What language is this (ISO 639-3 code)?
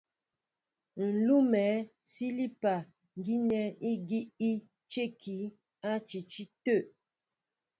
mbo